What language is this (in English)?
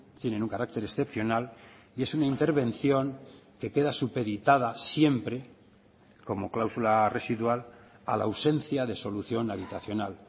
Spanish